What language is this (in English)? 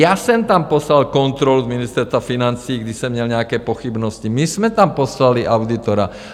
Czech